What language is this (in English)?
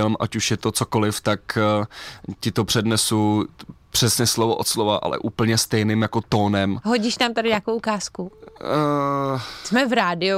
Czech